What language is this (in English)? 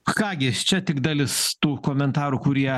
Lithuanian